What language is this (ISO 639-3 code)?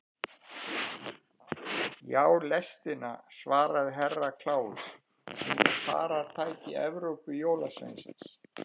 isl